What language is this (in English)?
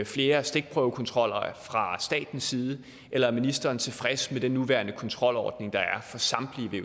Danish